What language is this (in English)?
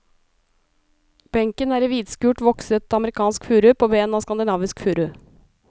Norwegian